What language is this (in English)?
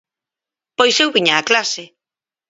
Galician